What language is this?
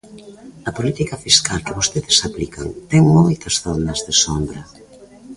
Galician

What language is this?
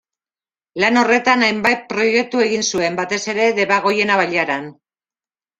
Basque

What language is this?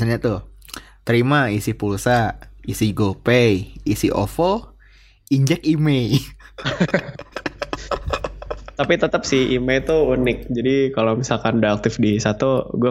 Indonesian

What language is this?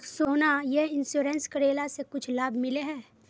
Magahi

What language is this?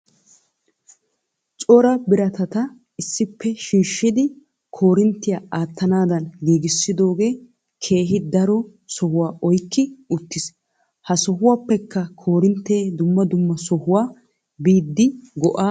Wolaytta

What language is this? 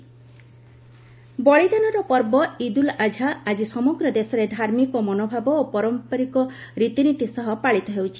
Odia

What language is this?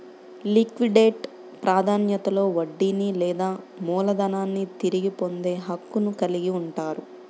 Telugu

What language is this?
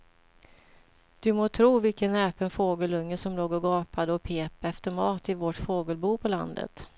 Swedish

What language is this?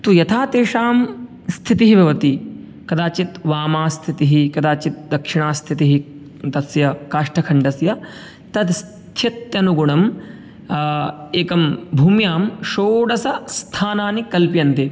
Sanskrit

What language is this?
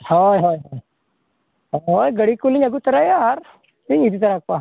Santali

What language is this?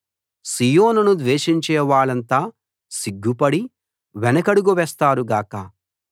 Telugu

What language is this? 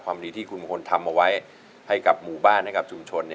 Thai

